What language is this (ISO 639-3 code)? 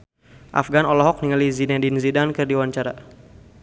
sun